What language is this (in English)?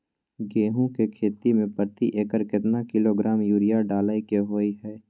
Maithili